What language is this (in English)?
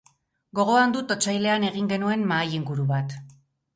Basque